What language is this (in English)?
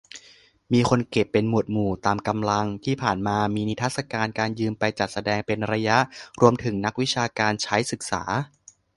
Thai